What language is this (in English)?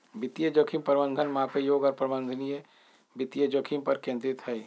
Magahi